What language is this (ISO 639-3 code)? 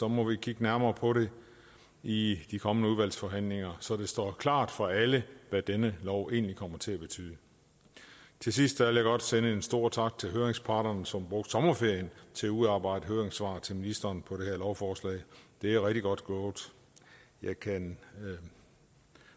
dan